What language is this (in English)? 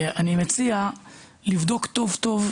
Hebrew